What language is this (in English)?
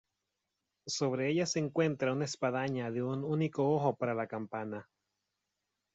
Spanish